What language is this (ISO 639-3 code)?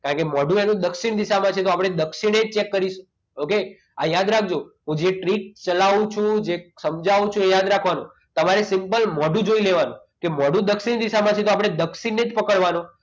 guj